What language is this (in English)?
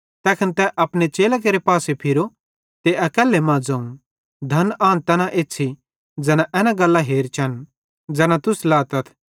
Bhadrawahi